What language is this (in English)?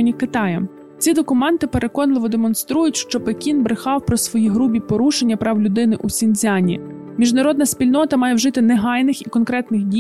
Ukrainian